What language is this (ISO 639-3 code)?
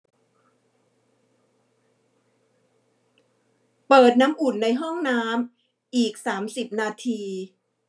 tha